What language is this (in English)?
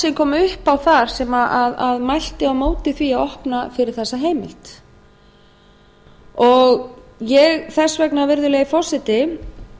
Icelandic